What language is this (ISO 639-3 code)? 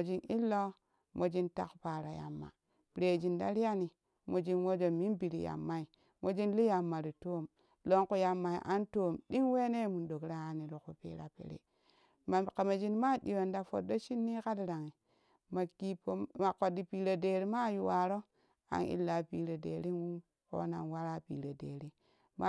kuh